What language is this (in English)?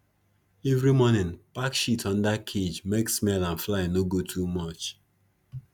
Nigerian Pidgin